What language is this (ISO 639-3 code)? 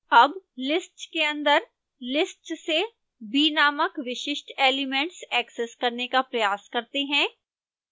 hin